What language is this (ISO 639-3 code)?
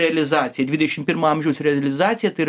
lit